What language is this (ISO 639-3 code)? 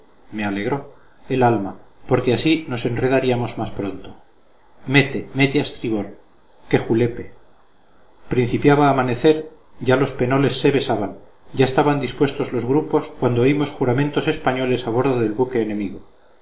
spa